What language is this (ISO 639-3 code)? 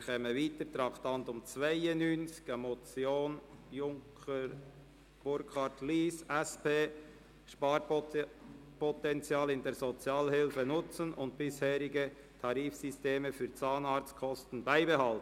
gsw